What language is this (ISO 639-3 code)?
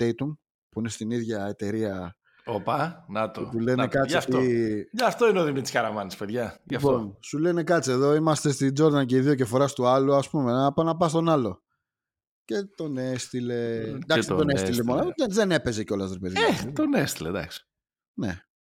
ell